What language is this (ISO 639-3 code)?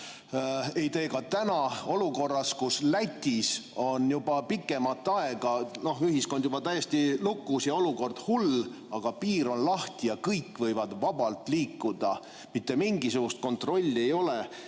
est